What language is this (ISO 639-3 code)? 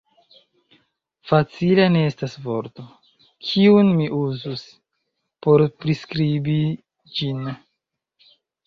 epo